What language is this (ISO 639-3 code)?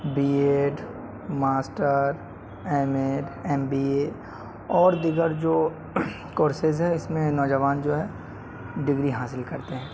urd